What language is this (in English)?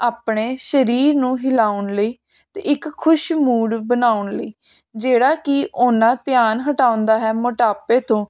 Punjabi